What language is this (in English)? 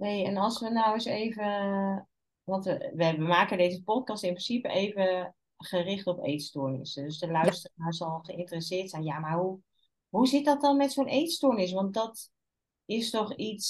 Dutch